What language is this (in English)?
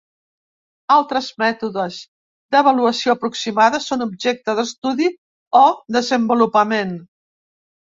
Catalan